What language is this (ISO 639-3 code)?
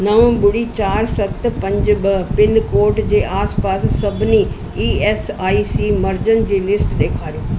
snd